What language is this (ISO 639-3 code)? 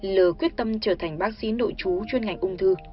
vie